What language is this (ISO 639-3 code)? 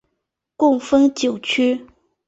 zho